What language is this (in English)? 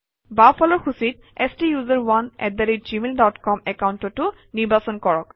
Assamese